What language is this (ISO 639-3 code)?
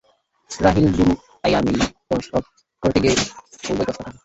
ben